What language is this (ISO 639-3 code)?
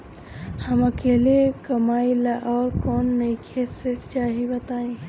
bho